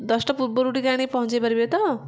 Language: Odia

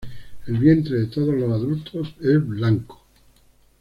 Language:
Spanish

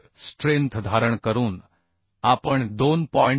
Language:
Marathi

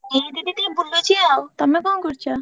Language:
Odia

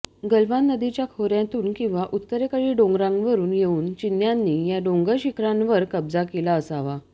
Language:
Marathi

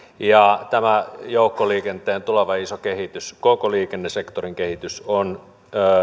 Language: Finnish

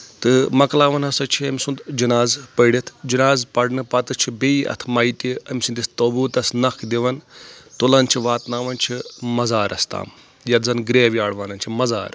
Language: Kashmiri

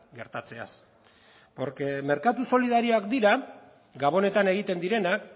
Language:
Basque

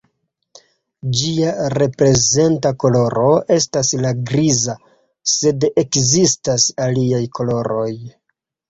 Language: Esperanto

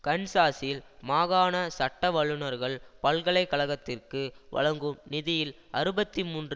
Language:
Tamil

